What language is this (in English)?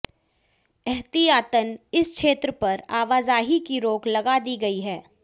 Hindi